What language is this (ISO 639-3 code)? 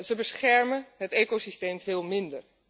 nld